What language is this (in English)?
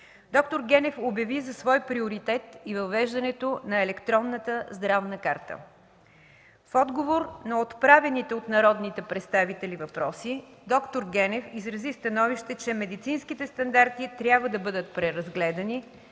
Bulgarian